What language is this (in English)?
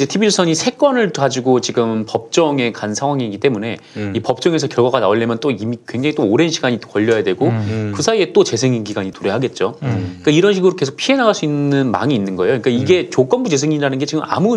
Korean